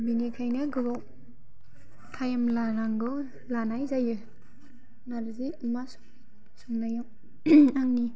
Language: Bodo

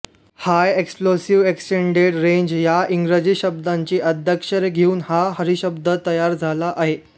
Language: Marathi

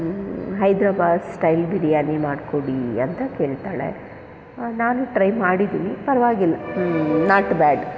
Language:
Kannada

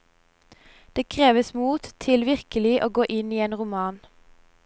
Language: Norwegian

